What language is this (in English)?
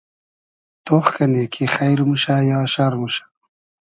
Hazaragi